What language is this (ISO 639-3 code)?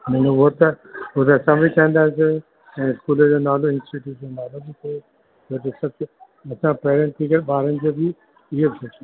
snd